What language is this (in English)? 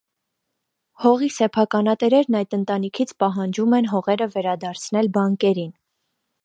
Armenian